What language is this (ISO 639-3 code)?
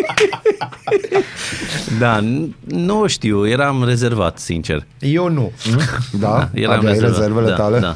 ron